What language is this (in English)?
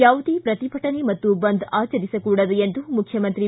Kannada